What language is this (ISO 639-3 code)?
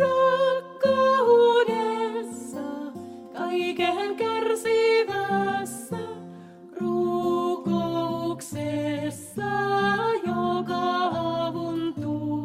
fin